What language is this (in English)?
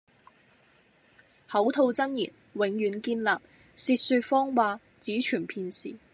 Cantonese